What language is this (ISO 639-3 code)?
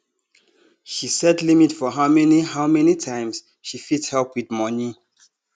pcm